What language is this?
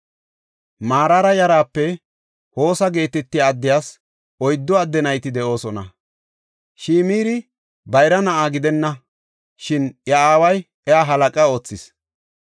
Gofa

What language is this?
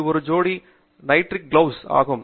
Tamil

